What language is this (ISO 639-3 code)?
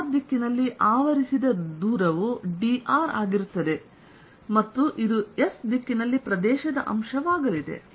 kan